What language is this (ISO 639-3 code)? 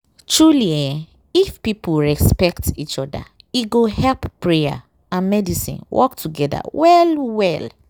pcm